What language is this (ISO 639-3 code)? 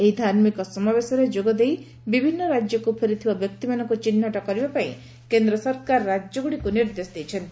ori